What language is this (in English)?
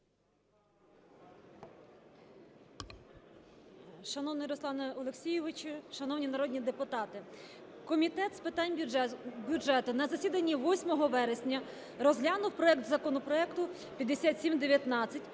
Ukrainian